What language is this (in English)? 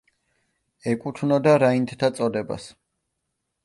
Georgian